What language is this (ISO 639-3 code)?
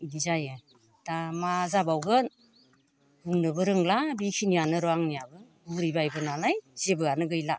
brx